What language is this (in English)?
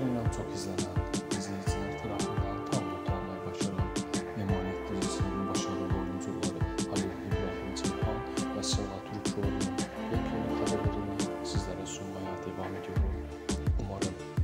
Turkish